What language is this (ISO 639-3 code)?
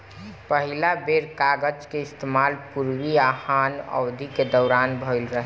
bho